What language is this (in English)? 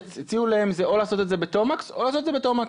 Hebrew